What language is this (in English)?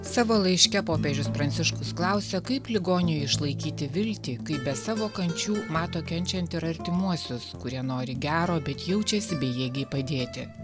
Lithuanian